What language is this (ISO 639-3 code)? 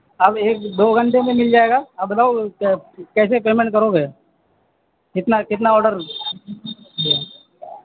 urd